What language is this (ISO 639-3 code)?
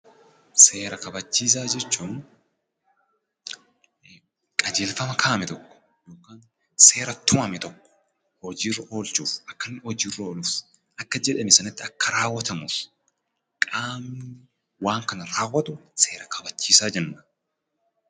orm